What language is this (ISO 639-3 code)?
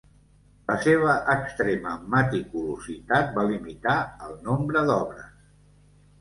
cat